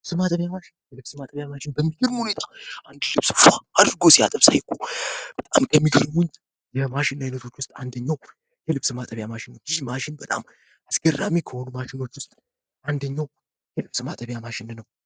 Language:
Amharic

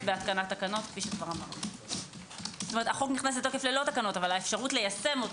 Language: Hebrew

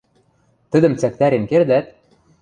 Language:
Western Mari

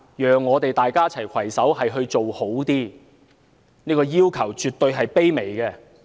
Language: Cantonese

